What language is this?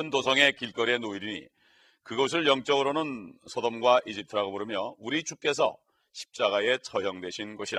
Korean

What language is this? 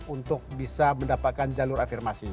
Indonesian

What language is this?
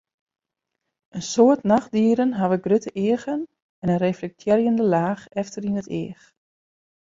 Western Frisian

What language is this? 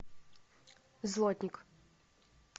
Russian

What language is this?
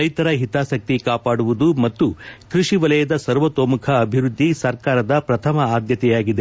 Kannada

